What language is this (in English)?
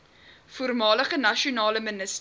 Afrikaans